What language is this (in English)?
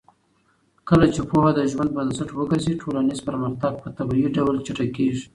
Pashto